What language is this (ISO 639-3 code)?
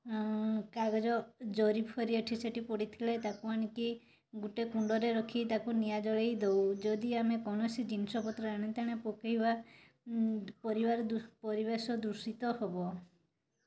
ori